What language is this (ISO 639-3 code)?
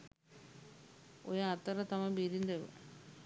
sin